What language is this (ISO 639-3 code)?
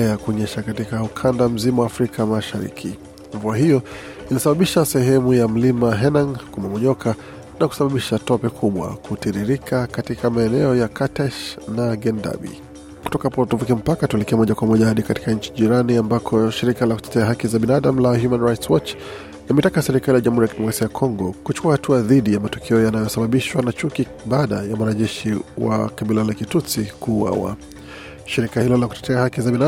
swa